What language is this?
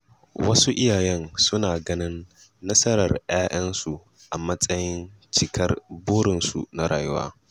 Hausa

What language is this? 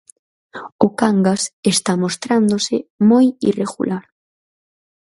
Galician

